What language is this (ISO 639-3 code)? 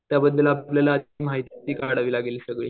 mar